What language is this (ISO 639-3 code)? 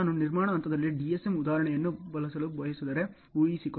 kan